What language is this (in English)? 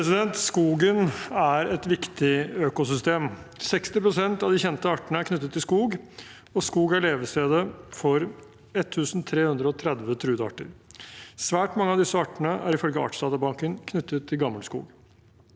Norwegian